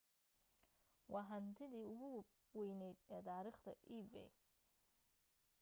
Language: Somali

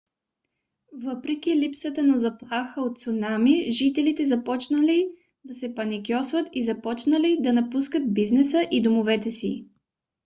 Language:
Bulgarian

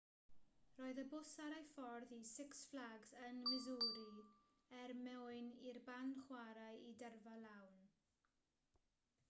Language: Welsh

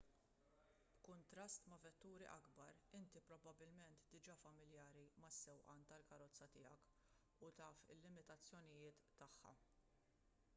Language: Maltese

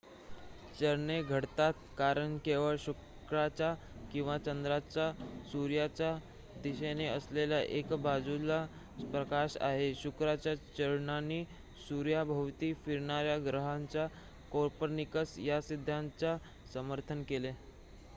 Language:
Marathi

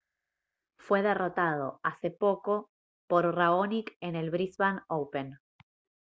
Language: Spanish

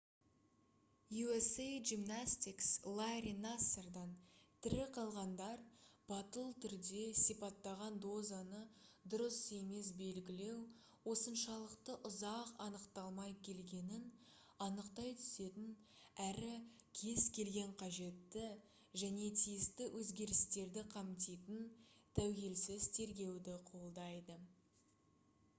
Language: Kazakh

